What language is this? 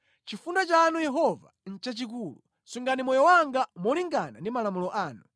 Nyanja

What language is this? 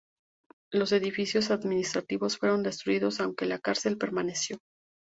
Spanish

